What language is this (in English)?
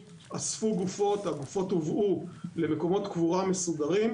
Hebrew